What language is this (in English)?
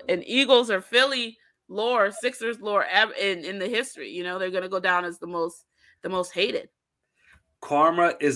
English